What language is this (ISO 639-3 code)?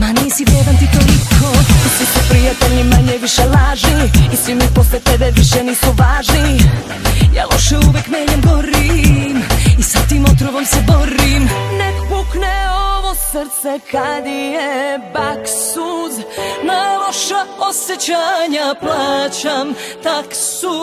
ces